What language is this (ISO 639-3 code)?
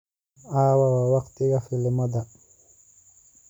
som